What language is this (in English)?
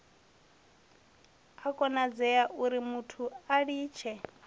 Venda